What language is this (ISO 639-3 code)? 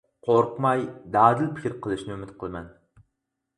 uig